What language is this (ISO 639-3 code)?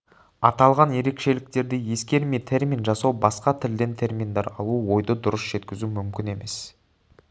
kaz